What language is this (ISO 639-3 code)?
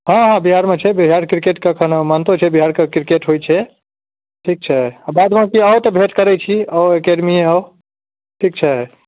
mai